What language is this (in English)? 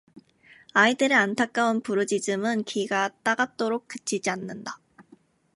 Korean